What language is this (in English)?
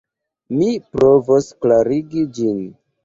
Esperanto